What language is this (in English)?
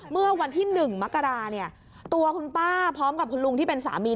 Thai